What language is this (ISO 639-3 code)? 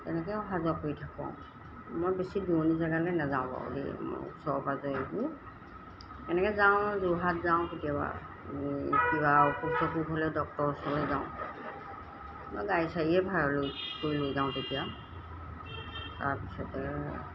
asm